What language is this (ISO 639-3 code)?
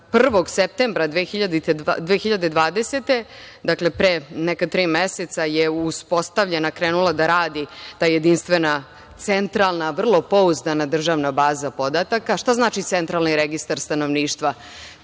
srp